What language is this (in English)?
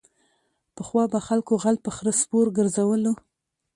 Pashto